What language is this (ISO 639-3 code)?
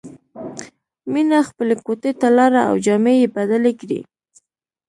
pus